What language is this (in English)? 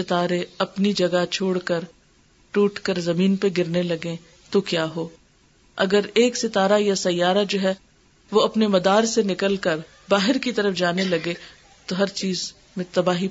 Urdu